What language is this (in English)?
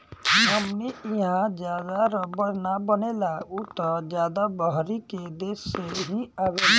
Bhojpuri